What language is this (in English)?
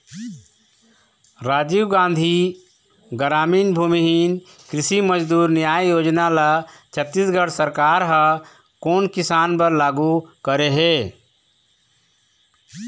Chhattisgarhi